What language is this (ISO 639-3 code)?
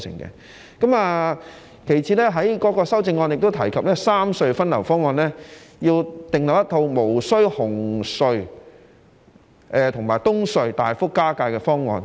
yue